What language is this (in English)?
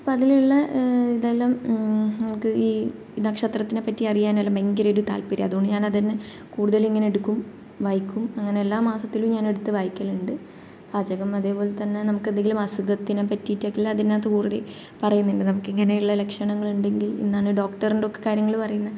Malayalam